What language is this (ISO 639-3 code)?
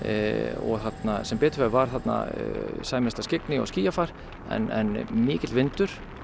isl